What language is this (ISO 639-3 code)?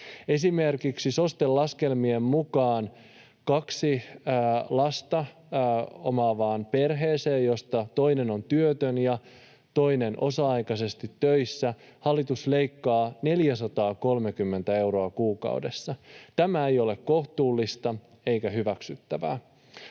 fin